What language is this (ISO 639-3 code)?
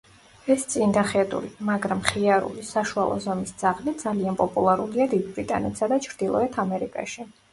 kat